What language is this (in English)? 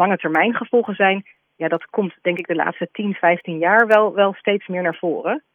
Dutch